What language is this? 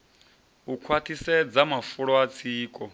Venda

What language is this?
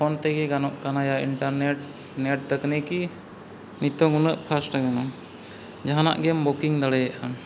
Santali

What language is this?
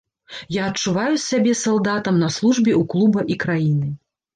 Belarusian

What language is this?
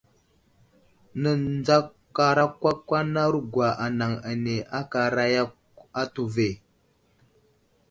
Wuzlam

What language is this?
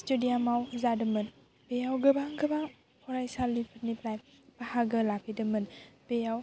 Bodo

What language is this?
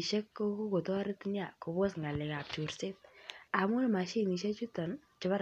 Kalenjin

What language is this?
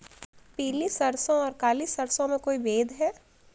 Hindi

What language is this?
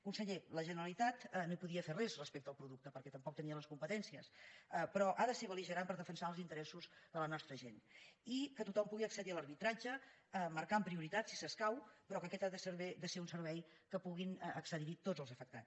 Catalan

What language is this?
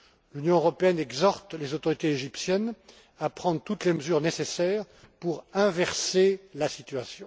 French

